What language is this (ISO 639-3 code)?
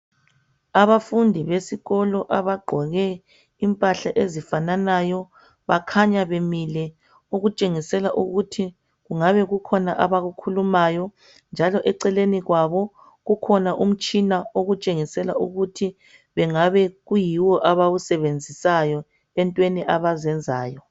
nde